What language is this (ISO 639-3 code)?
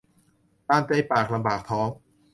tha